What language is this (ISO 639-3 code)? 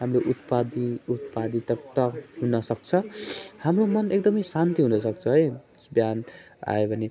nep